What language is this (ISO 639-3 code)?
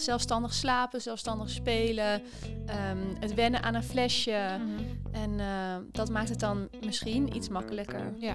nld